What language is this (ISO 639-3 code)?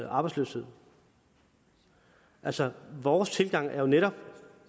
dan